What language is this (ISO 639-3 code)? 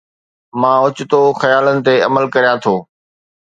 snd